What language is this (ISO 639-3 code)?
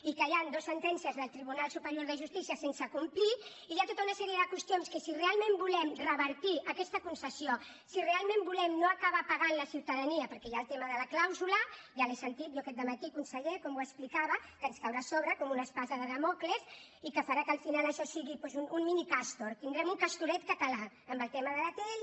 cat